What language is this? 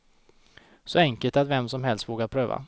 Swedish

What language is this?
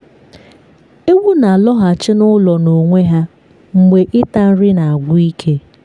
Igbo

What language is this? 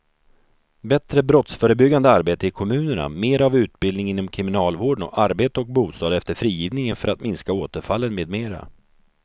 Swedish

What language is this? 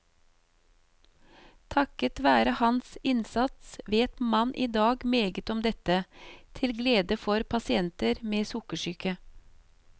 Norwegian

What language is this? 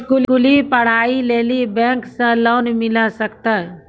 Maithili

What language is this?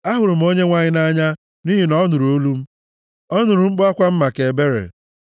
Igbo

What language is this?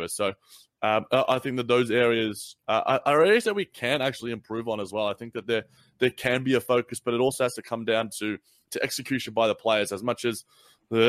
English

